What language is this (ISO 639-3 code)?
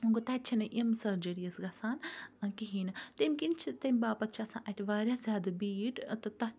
kas